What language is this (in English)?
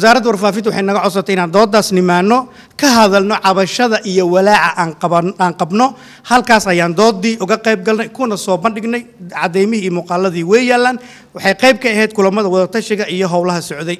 Arabic